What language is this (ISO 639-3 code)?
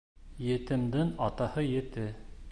bak